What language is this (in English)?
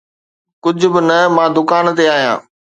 Sindhi